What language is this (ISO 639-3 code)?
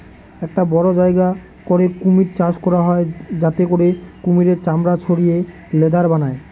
ben